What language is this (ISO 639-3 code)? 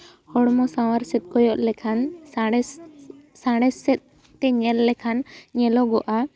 sat